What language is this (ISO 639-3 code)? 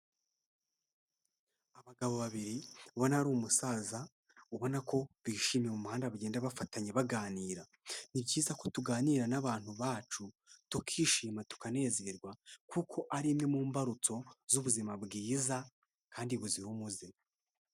kin